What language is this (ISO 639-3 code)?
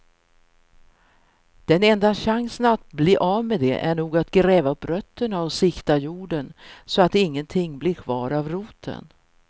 swe